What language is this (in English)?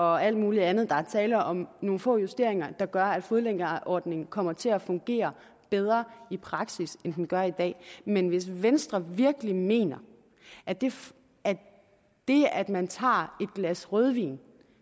Danish